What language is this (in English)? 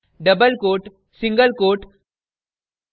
Hindi